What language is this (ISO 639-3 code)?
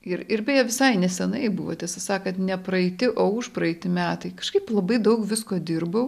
lit